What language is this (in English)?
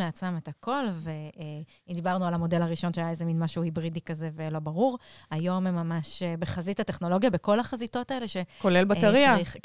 Hebrew